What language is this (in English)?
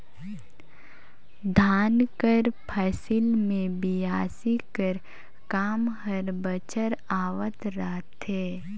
Chhattisgarhi